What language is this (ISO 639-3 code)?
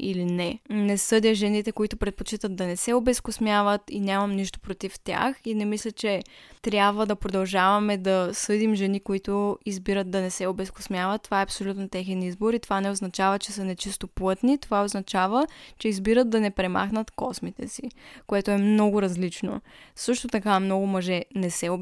bul